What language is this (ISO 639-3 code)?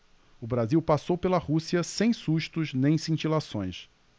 por